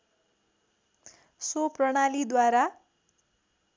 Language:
Nepali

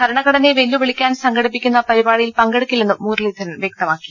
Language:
Malayalam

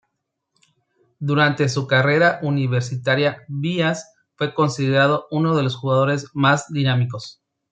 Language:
Spanish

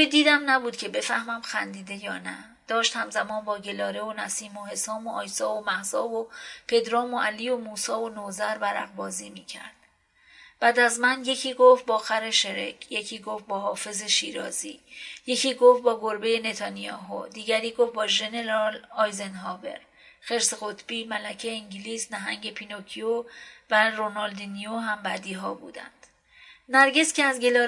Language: Persian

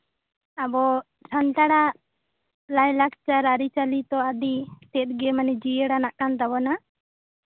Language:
Santali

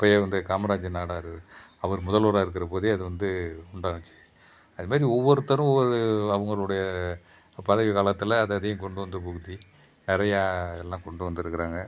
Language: Tamil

